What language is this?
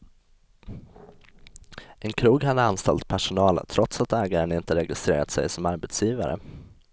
Swedish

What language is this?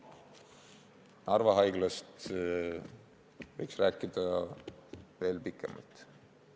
Estonian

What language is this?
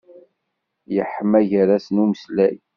Kabyle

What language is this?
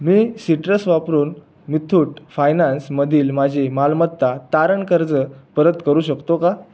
Marathi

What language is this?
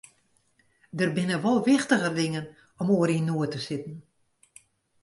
Western Frisian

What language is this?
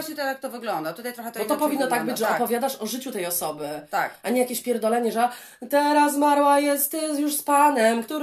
Polish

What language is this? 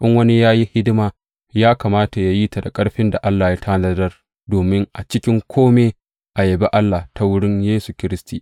Hausa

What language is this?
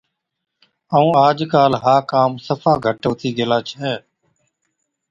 Od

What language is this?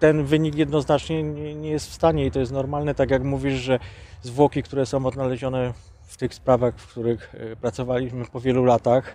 Polish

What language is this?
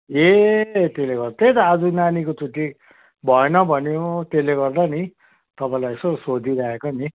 Nepali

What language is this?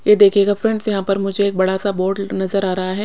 Hindi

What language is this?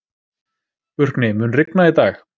Icelandic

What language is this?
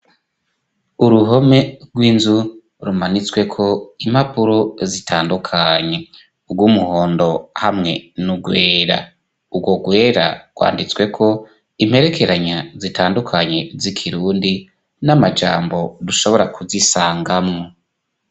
Rundi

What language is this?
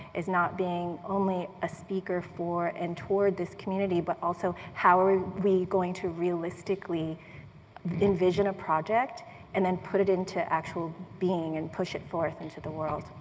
English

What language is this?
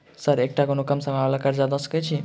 Maithili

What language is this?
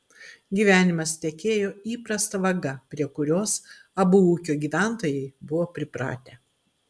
Lithuanian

